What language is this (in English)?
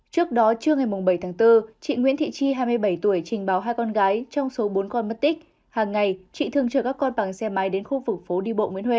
Vietnamese